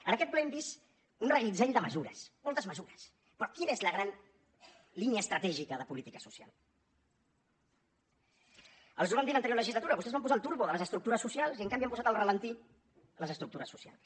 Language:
Catalan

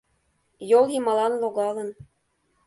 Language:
Mari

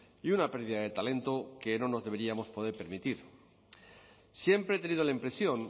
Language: Spanish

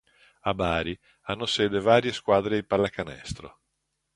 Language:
Italian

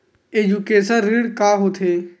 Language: Chhattisgarhi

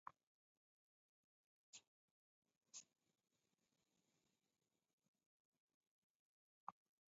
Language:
Taita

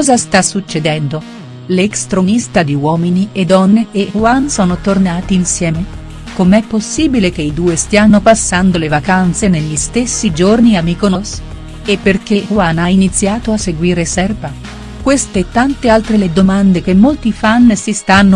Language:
Italian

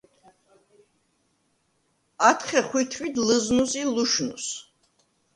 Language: Svan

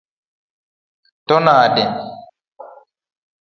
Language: Luo (Kenya and Tanzania)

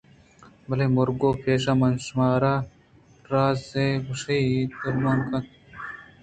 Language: Eastern Balochi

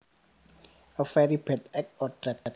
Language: Javanese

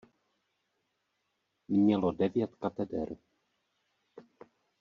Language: Czech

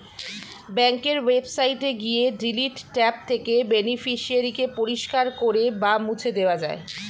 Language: Bangla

